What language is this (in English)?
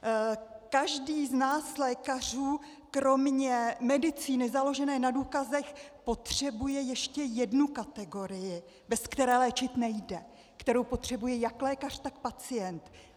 Czech